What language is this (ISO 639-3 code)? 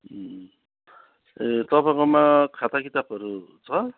nep